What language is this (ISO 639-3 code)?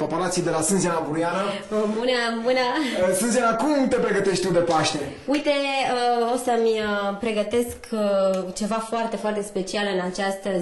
ron